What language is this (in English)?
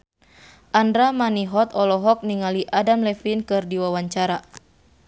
Sundanese